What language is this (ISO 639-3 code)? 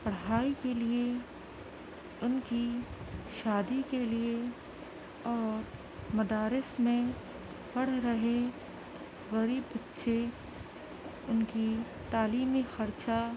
urd